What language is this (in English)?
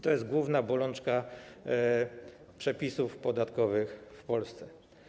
Polish